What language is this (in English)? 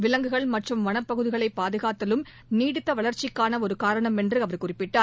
Tamil